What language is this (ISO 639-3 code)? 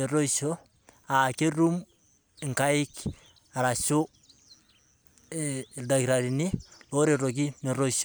mas